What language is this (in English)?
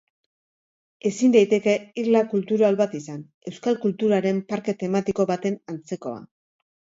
Basque